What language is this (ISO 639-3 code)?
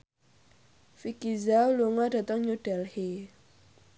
jav